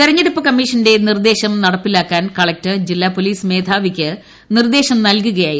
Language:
Malayalam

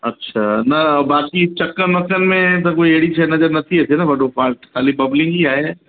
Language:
Sindhi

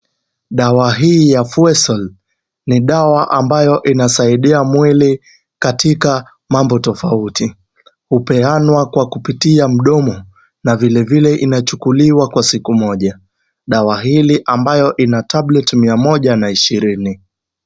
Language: Swahili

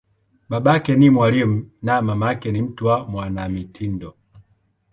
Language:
Swahili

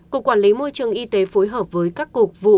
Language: Vietnamese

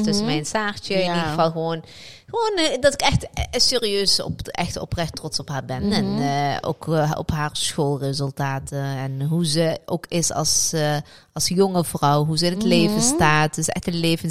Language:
Dutch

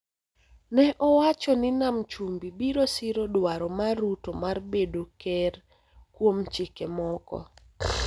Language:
Luo (Kenya and Tanzania)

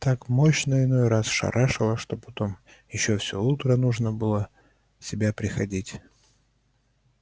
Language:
Russian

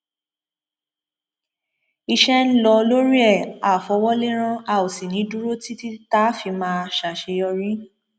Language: Yoruba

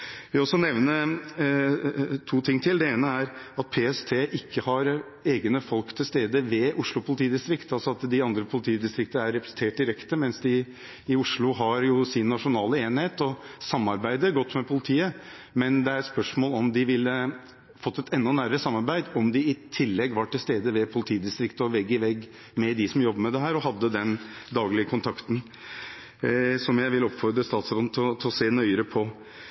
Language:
Norwegian Bokmål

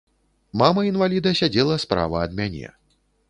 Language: Belarusian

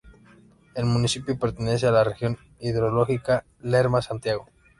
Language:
Spanish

